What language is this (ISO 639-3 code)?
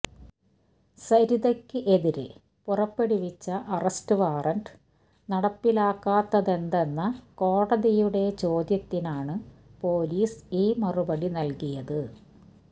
mal